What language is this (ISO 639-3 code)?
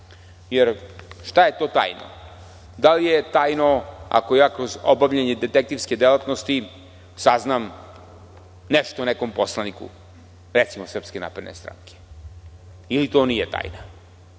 srp